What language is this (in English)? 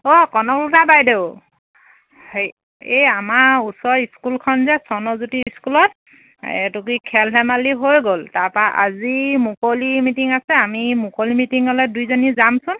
Assamese